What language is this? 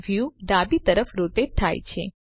Gujarati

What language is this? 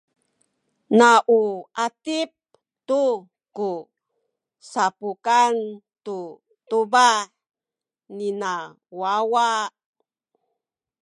Sakizaya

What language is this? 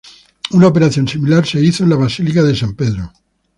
Spanish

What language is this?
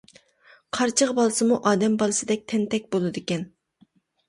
Uyghur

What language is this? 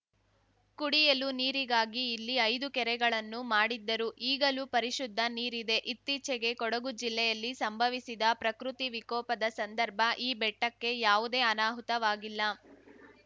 Kannada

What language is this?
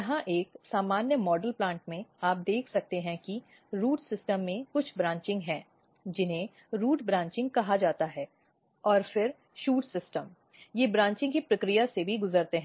Hindi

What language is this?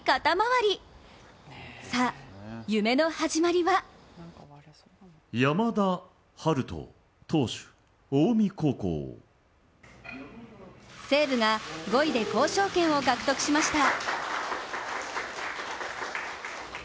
Japanese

